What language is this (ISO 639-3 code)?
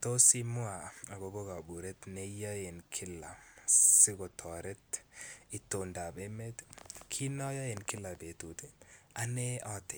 kln